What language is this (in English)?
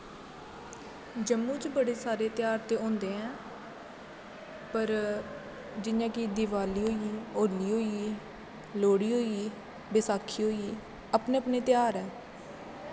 Dogri